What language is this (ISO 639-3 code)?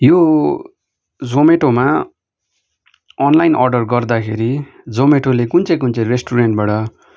nep